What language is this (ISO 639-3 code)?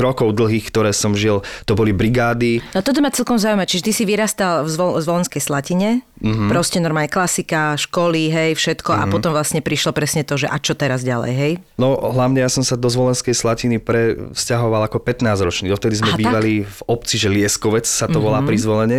slk